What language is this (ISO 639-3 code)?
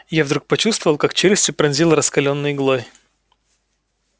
rus